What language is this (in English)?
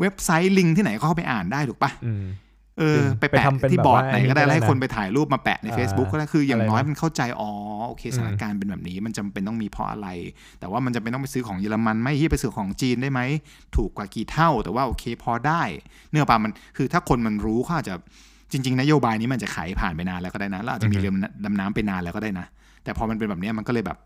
Thai